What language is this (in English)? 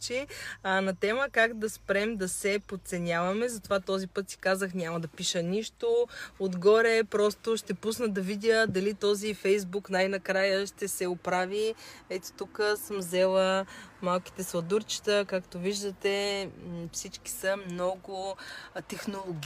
Bulgarian